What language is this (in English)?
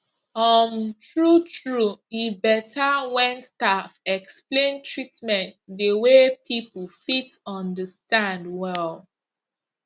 Nigerian Pidgin